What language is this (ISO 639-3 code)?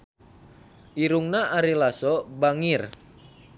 sun